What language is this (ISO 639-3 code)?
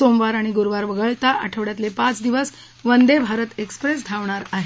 mar